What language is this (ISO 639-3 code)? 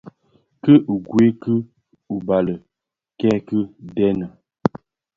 ksf